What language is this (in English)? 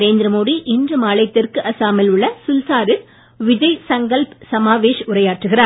Tamil